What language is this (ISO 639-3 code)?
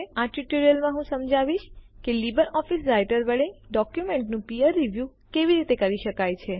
guj